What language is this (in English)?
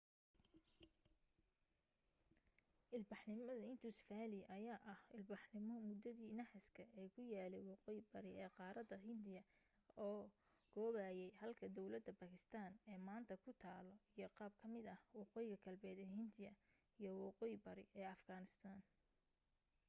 Somali